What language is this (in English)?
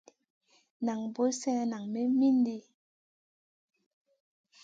Masana